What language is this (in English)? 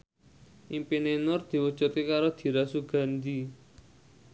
Javanese